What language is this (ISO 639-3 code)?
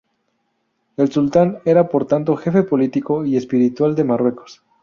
spa